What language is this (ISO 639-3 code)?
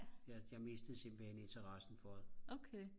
dan